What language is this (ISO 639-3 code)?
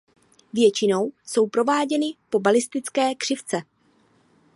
ces